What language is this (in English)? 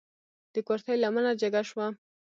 Pashto